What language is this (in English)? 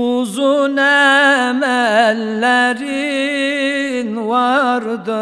Turkish